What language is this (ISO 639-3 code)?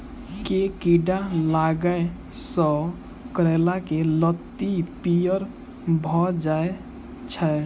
mai